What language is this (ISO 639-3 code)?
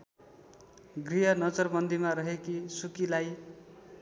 nep